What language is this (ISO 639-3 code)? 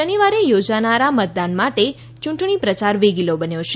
guj